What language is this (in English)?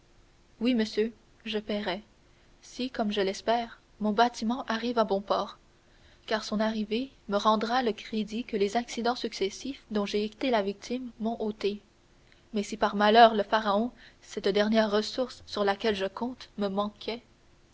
French